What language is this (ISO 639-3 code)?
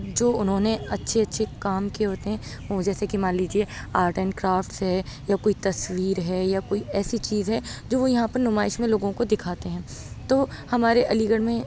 urd